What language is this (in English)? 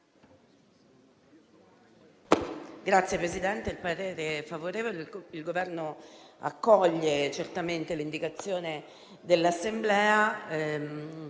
Italian